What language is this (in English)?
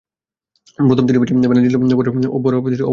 Bangla